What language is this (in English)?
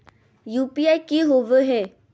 Magahi